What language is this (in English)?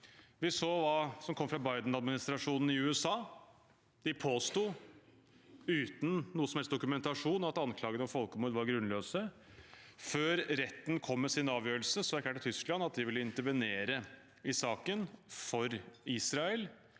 Norwegian